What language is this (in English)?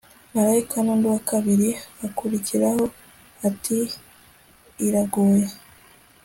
Kinyarwanda